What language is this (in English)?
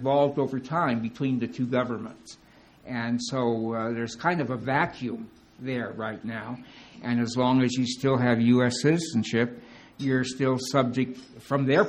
English